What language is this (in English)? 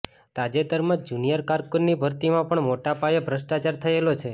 Gujarati